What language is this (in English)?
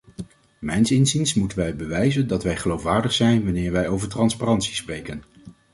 Dutch